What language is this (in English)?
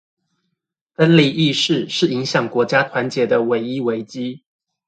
Chinese